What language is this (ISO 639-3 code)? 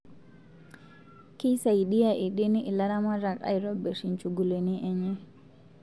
mas